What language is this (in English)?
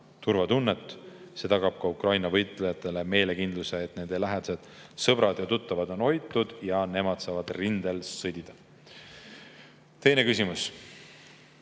Estonian